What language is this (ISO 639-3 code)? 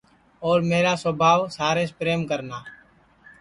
ssi